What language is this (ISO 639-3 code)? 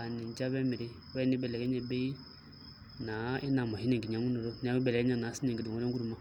mas